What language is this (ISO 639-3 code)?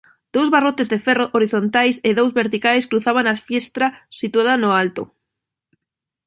glg